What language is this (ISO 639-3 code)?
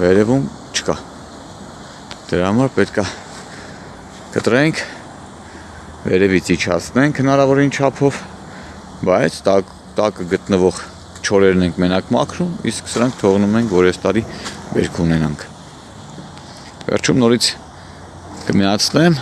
tur